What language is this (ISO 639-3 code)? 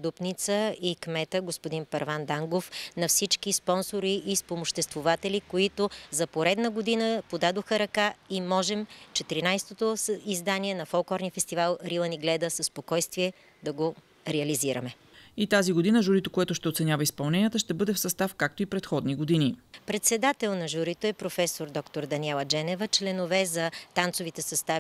bul